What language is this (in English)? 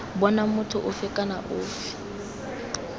Tswana